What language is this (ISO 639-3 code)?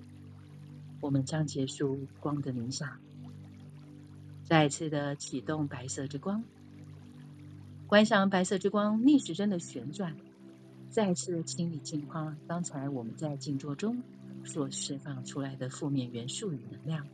zho